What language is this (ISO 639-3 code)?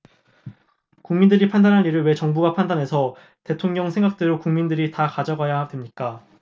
kor